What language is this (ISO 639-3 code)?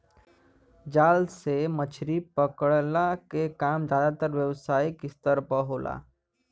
bho